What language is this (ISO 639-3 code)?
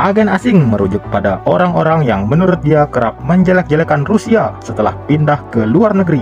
ind